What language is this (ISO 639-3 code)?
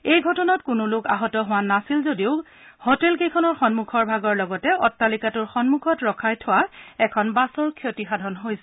asm